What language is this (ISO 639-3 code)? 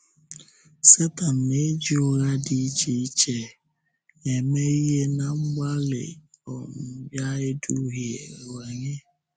ibo